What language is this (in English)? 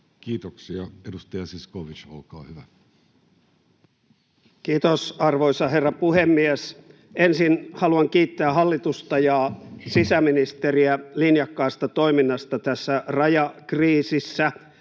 Finnish